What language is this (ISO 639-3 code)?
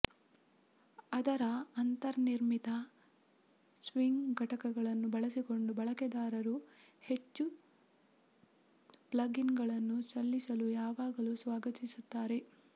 kan